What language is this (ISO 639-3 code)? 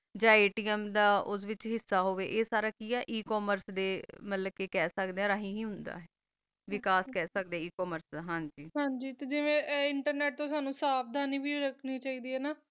pan